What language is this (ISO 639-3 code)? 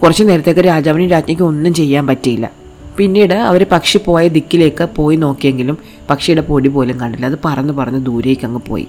mal